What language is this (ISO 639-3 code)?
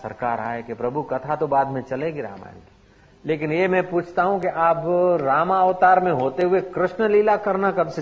hin